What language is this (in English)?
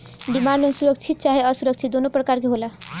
Bhojpuri